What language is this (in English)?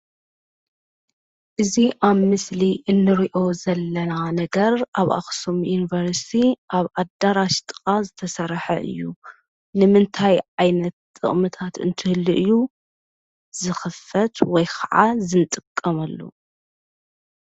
Tigrinya